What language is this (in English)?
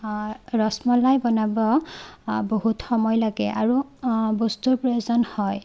Assamese